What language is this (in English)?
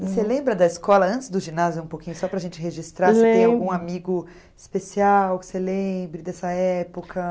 Portuguese